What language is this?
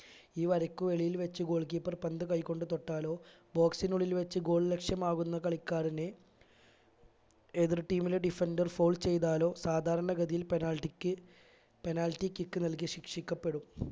Malayalam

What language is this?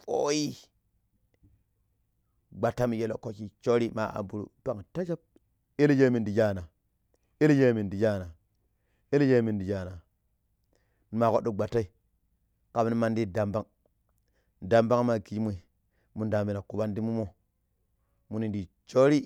Pero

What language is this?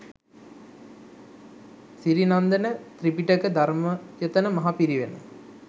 Sinhala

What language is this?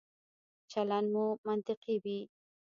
Pashto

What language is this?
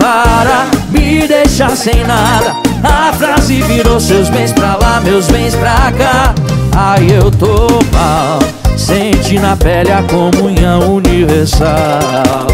Portuguese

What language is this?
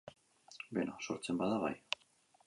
Basque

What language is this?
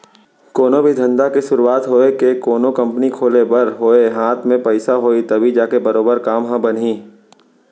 Chhattisgarhi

